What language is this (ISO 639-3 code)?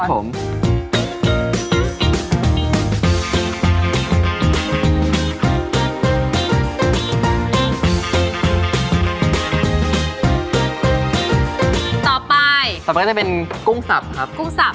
tha